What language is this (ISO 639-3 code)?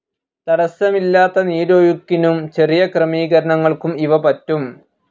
mal